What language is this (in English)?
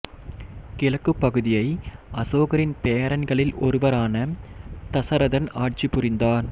Tamil